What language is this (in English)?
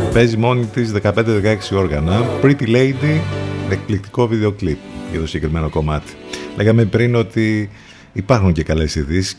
Greek